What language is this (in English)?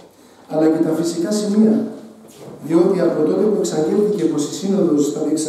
Greek